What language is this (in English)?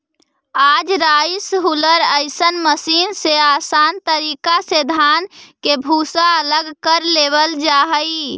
Magahi